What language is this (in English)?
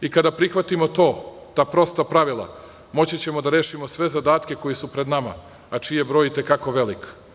Serbian